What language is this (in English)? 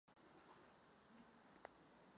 Czech